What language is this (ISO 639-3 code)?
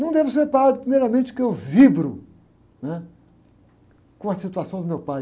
por